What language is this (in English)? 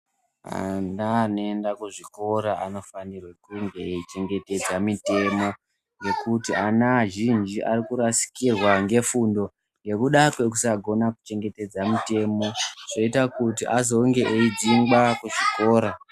Ndau